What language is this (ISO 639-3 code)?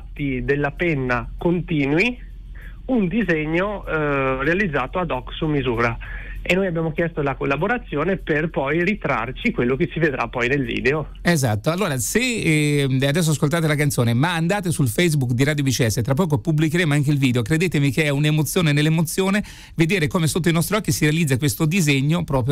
ita